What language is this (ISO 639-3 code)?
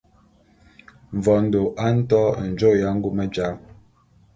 bum